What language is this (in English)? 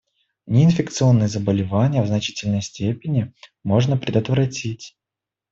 Russian